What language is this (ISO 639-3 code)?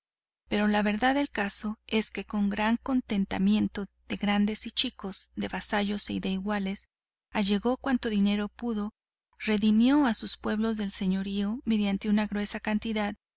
spa